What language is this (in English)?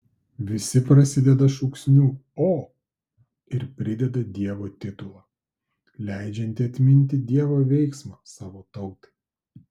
Lithuanian